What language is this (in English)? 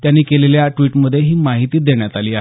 Marathi